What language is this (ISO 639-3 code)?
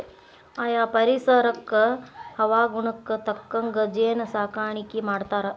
kan